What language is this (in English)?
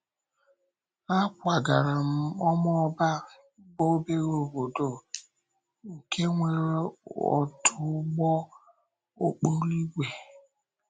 Igbo